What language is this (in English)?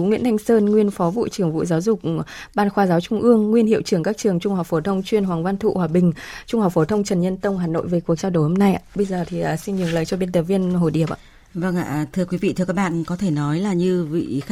Vietnamese